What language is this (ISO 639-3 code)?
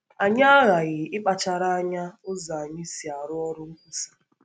ibo